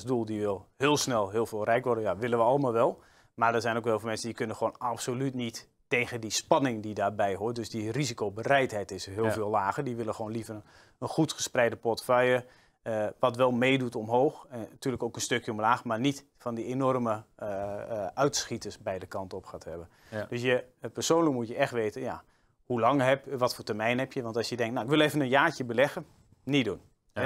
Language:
Dutch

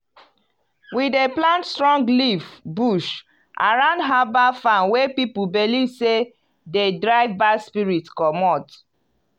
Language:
Nigerian Pidgin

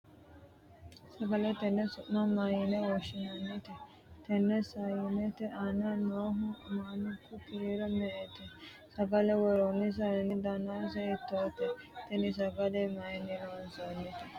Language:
Sidamo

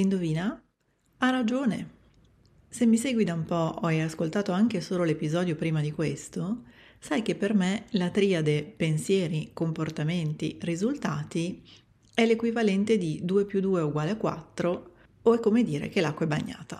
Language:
Italian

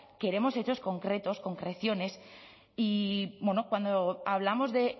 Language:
Spanish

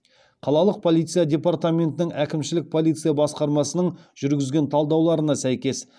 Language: Kazakh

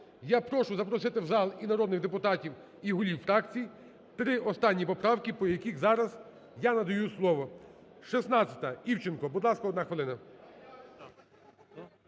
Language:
Ukrainian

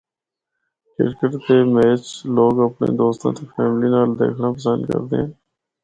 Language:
Northern Hindko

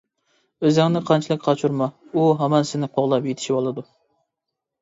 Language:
Uyghur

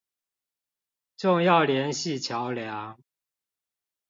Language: Chinese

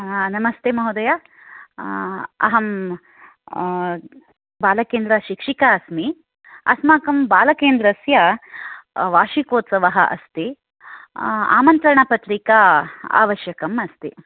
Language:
Sanskrit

